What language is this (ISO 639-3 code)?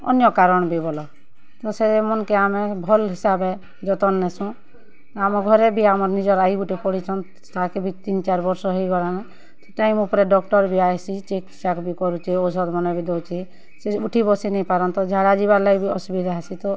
ori